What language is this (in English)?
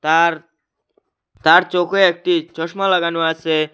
Bangla